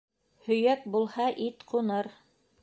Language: Bashkir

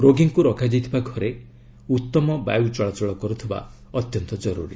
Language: Odia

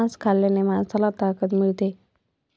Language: Marathi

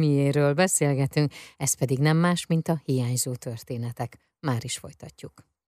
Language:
Hungarian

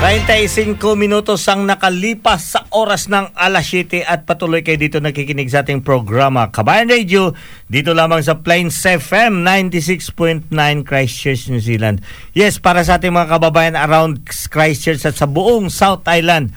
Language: Filipino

